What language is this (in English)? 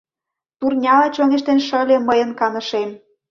Mari